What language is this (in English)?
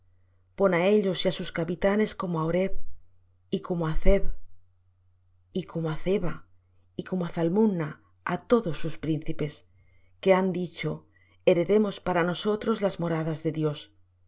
Spanish